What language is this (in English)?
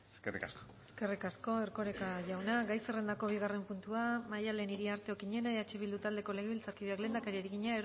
Basque